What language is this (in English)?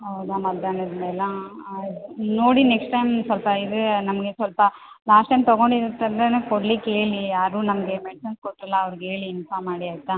Kannada